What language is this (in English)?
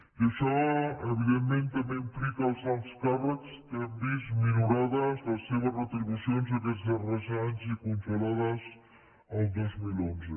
Catalan